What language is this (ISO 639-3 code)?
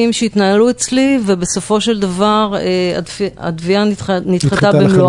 heb